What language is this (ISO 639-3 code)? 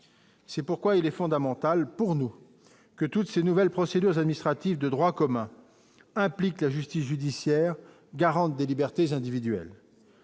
fra